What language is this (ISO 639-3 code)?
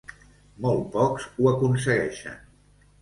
cat